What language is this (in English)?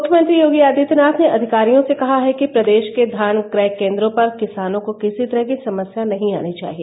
Hindi